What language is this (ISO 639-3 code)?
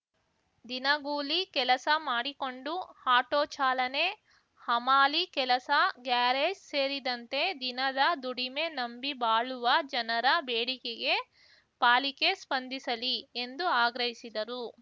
kan